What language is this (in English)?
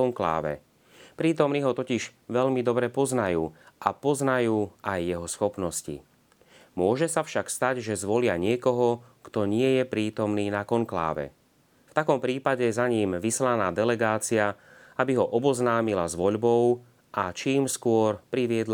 Slovak